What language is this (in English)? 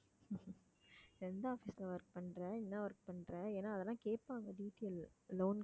Tamil